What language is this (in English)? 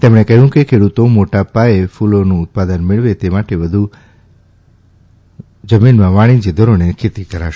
Gujarati